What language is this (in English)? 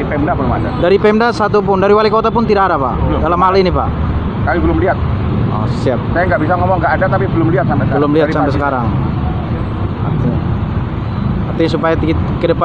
Indonesian